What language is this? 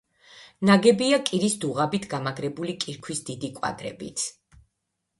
Georgian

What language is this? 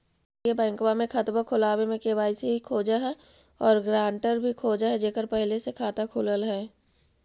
Magahi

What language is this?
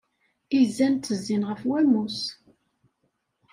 Kabyle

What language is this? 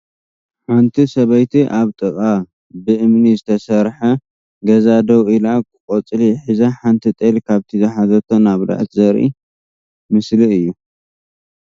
Tigrinya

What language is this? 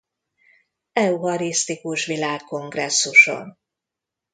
Hungarian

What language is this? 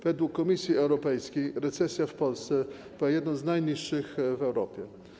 Polish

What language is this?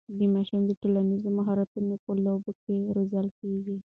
Pashto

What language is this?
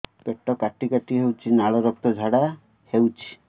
Odia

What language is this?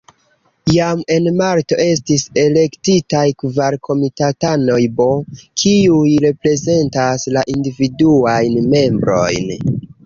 Esperanto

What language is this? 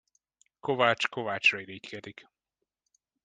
Hungarian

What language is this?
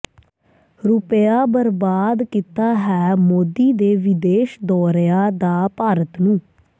Punjabi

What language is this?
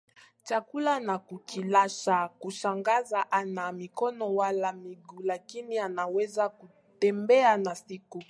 Swahili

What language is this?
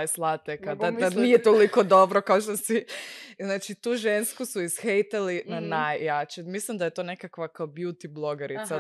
Croatian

